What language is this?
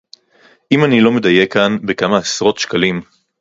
Hebrew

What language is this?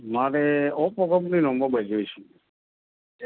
Gujarati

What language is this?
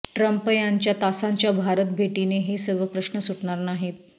Marathi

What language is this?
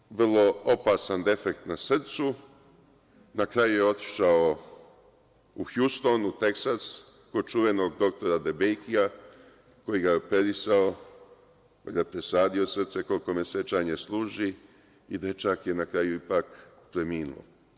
Serbian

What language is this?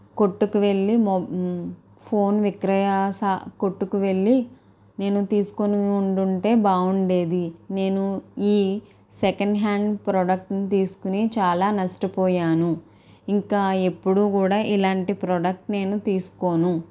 Telugu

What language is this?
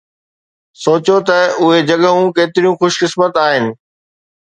Sindhi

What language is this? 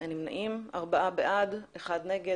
Hebrew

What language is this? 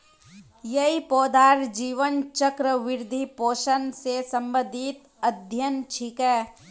Magahi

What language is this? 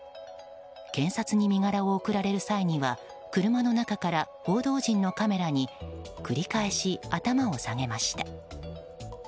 Japanese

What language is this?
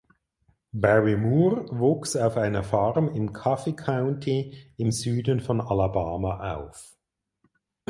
German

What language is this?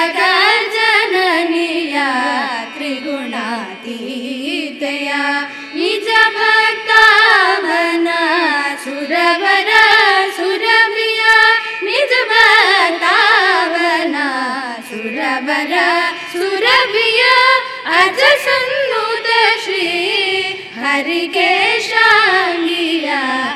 Kannada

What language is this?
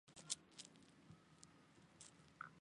Chinese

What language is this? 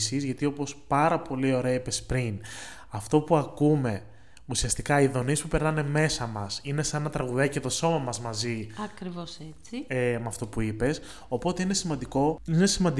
Greek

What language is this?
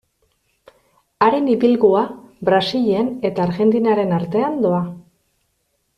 Basque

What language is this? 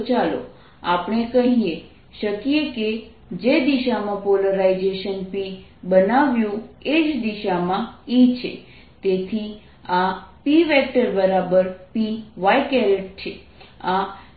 Gujarati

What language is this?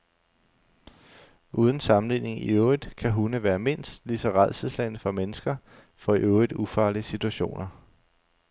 Danish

